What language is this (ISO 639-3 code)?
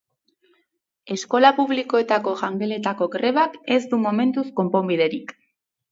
eus